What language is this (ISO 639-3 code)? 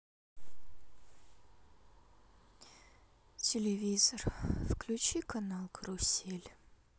rus